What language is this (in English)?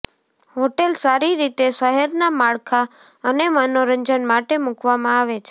Gujarati